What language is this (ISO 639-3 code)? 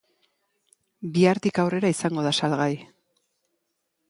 eus